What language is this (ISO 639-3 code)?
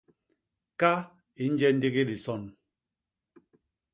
bas